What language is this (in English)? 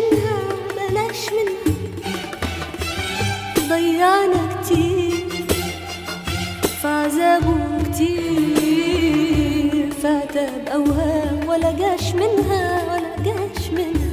Arabic